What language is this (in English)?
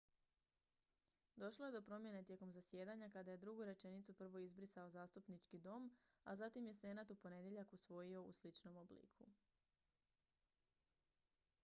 Croatian